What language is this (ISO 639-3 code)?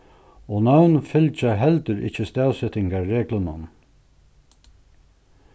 fao